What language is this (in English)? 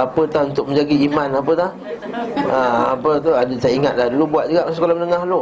Malay